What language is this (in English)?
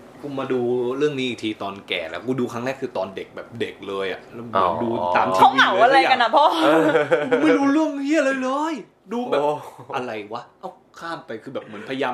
Thai